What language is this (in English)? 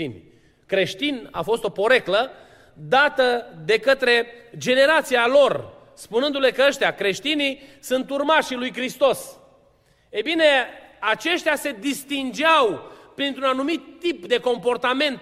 Romanian